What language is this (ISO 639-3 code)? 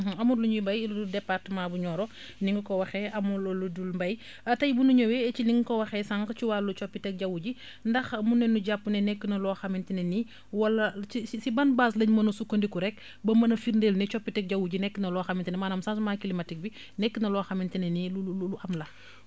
wol